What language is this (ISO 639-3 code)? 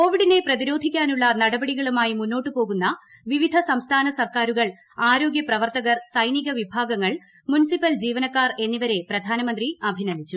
mal